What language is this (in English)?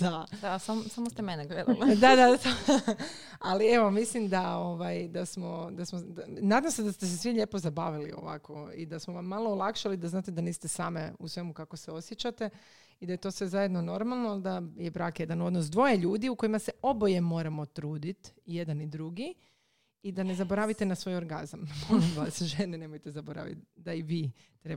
Croatian